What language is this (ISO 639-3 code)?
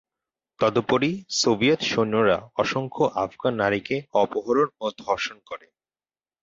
ben